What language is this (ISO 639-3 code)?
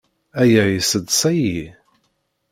kab